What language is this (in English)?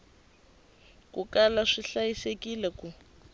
Tsonga